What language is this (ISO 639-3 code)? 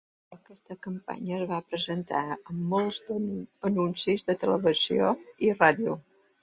cat